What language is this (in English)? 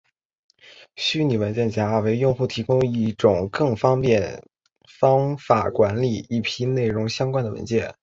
Chinese